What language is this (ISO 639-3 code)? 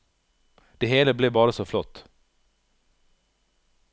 nor